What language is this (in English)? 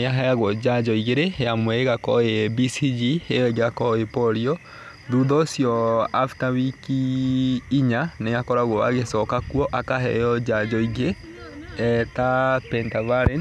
Kikuyu